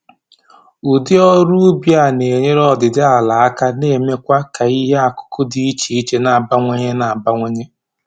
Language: Igbo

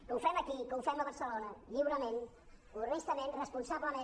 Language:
Catalan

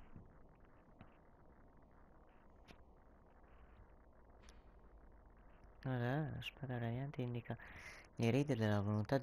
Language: Italian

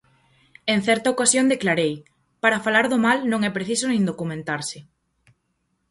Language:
Galician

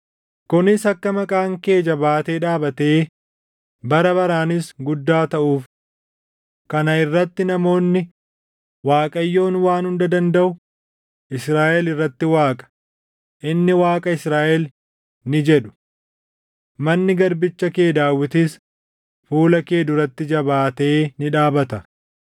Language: Oromo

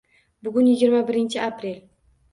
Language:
Uzbek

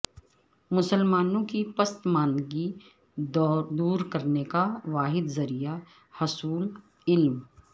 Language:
Urdu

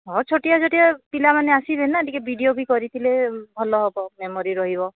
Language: Odia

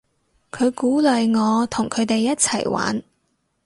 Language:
Cantonese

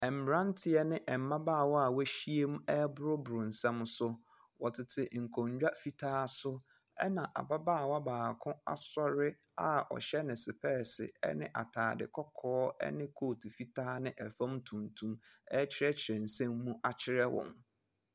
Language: Akan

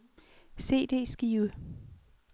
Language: Danish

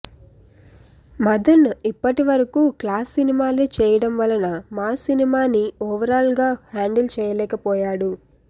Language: Telugu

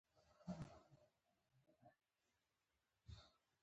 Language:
Pashto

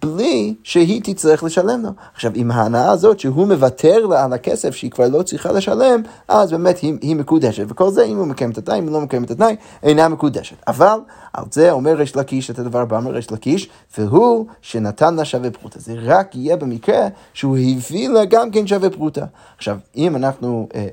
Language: Hebrew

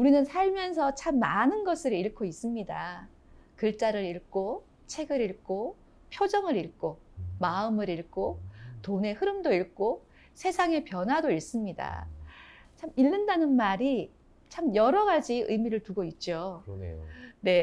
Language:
Korean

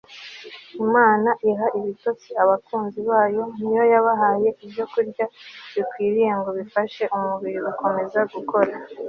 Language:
Kinyarwanda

